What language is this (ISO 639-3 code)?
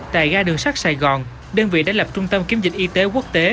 vie